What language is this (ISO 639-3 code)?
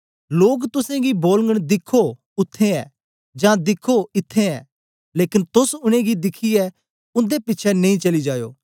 doi